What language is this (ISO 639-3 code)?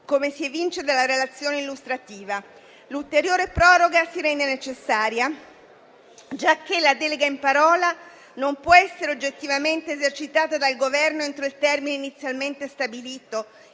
ita